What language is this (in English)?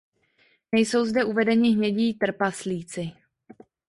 Czech